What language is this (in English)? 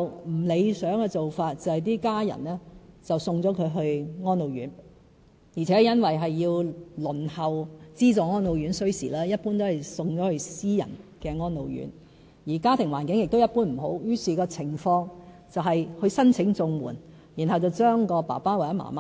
Cantonese